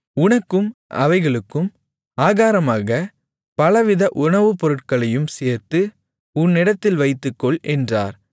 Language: Tamil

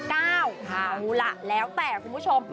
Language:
Thai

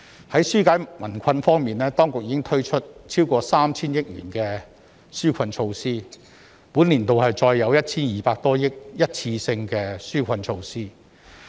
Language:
Cantonese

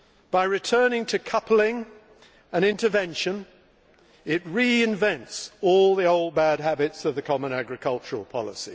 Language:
English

